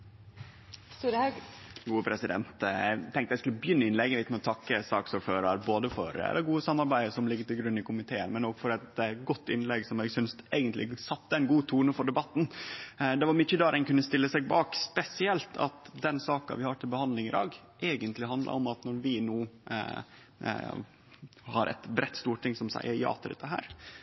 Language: Norwegian Nynorsk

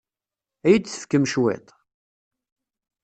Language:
Kabyle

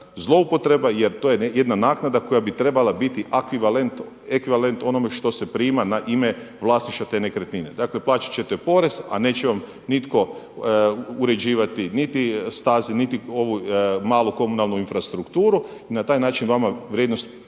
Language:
Croatian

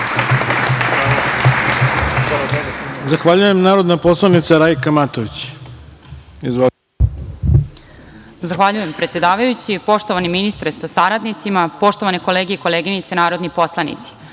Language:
Serbian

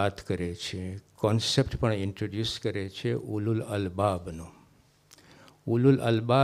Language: Gujarati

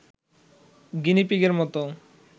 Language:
Bangla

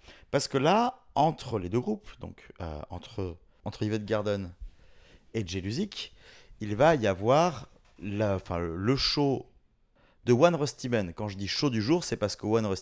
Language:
French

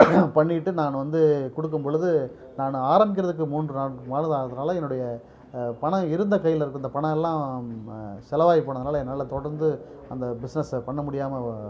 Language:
Tamil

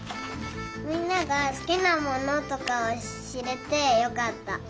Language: Japanese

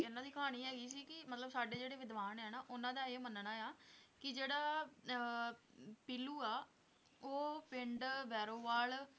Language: Punjabi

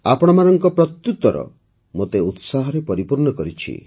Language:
Odia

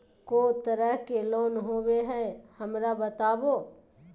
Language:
Magahi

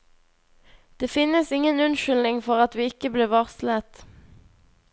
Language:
Norwegian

